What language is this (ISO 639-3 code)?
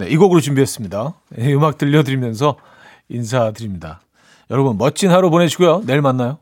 kor